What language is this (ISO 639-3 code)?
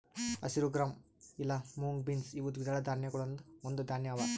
kan